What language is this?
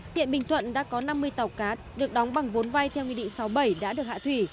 Vietnamese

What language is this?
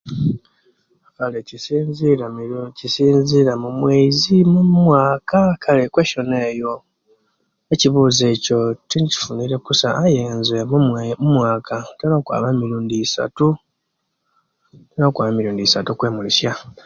Kenyi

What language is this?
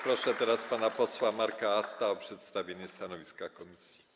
Polish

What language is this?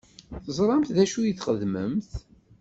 Kabyle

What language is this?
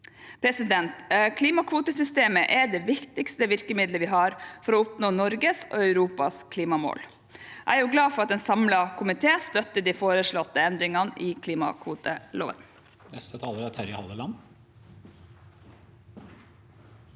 Norwegian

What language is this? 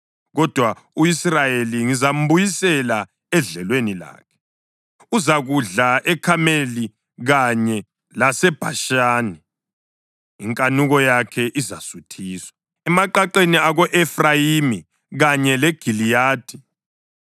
North Ndebele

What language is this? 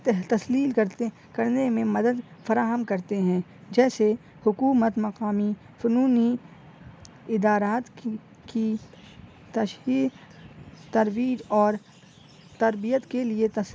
Urdu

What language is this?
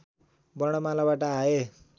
Nepali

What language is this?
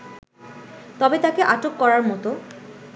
Bangla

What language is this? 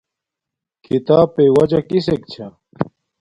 Domaaki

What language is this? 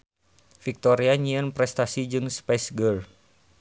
Sundanese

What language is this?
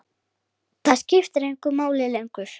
Icelandic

